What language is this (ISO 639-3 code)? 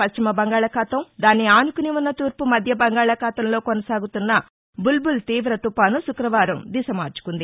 tel